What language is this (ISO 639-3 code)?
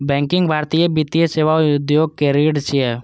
mai